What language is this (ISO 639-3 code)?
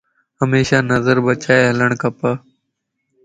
lss